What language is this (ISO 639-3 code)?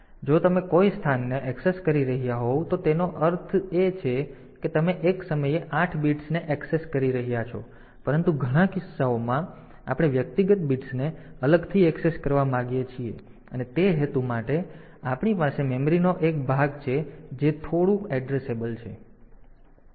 guj